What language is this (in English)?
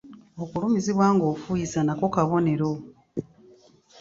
Ganda